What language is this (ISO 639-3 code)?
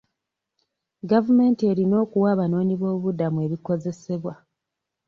lug